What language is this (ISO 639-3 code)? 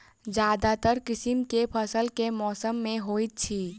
mai